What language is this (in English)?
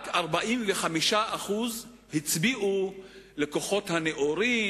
Hebrew